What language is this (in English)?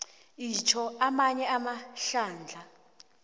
South Ndebele